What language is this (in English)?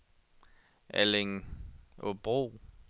Danish